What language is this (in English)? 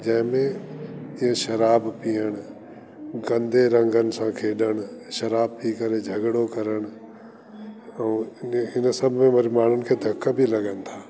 Sindhi